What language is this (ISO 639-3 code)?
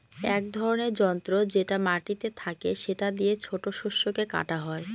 ben